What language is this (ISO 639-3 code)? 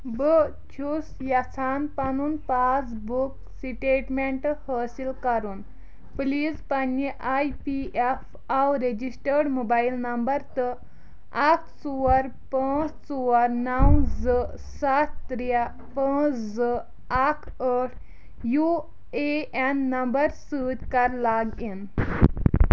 kas